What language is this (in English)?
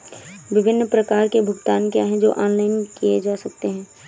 Hindi